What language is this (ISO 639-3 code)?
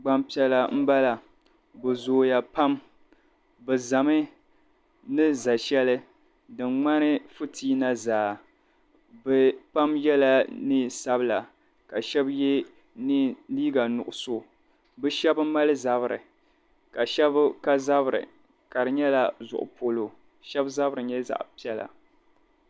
dag